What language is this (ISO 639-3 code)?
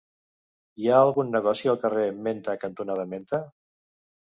cat